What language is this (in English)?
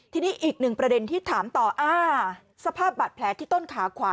Thai